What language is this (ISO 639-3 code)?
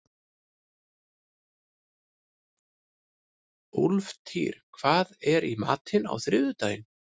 isl